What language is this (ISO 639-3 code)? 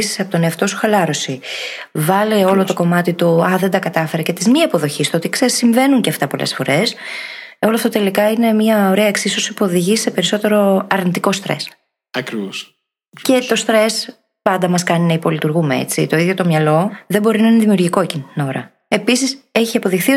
ell